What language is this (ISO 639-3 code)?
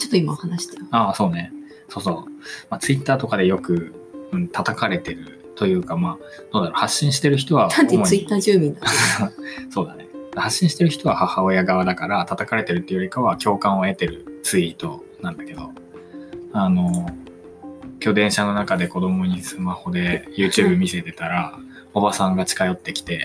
jpn